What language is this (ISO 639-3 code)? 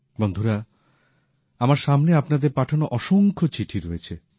ben